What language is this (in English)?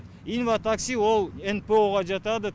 Kazakh